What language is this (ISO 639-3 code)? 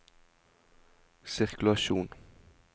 nor